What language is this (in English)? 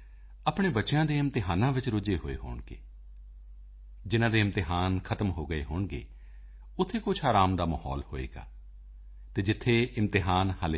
Punjabi